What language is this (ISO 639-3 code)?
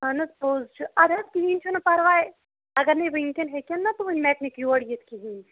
kas